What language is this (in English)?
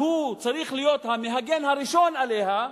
Hebrew